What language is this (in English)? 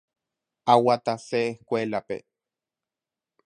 Guarani